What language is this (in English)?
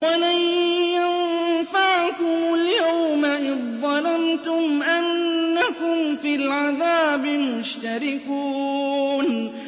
Arabic